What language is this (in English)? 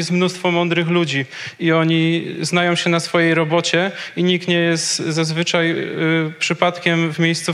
Polish